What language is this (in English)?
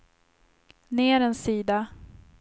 Swedish